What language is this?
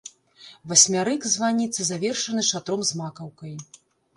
Belarusian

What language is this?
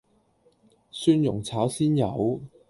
Cantonese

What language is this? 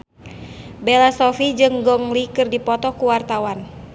Sundanese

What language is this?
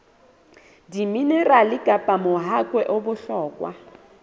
Southern Sotho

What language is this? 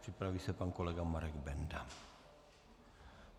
Czech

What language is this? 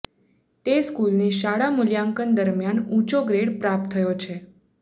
Gujarati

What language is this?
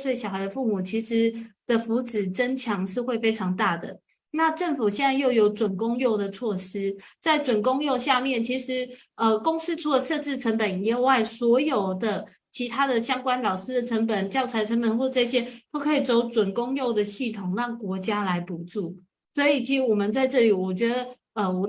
Chinese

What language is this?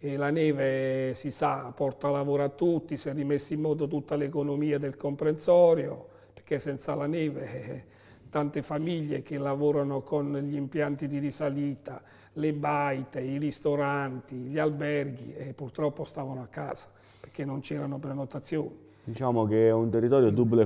Italian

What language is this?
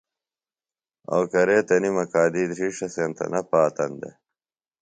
Phalura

